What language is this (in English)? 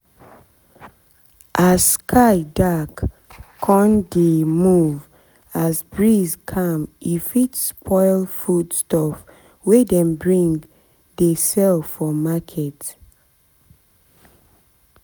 Nigerian Pidgin